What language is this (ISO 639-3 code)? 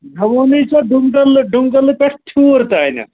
kas